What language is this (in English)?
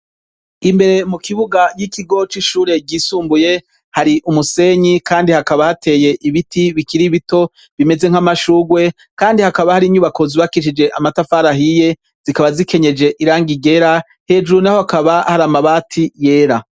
Rundi